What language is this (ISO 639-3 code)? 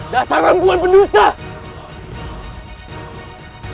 ind